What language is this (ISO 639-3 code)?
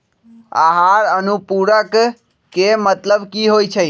mag